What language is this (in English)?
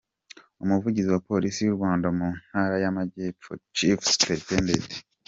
Kinyarwanda